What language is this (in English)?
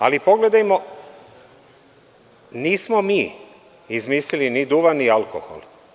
Serbian